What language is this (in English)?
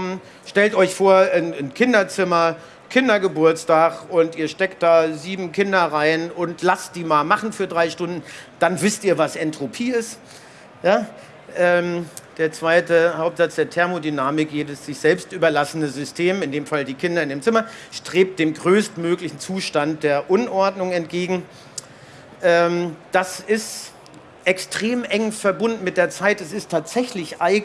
German